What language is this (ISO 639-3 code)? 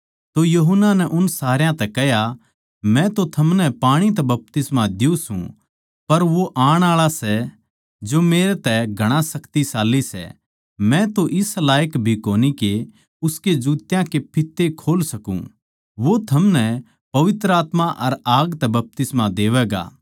bgc